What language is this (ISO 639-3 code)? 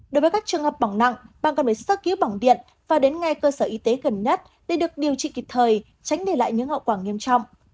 vie